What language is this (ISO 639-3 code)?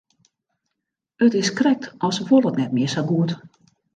fry